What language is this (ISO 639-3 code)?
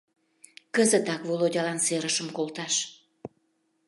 chm